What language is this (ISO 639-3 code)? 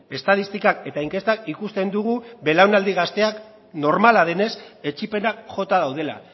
eus